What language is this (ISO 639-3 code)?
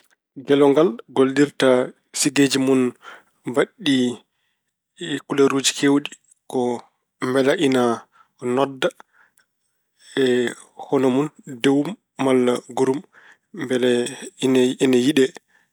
ful